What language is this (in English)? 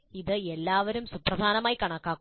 Malayalam